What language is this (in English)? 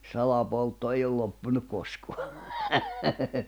Finnish